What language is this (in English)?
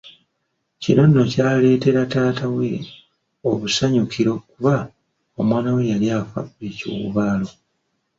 Ganda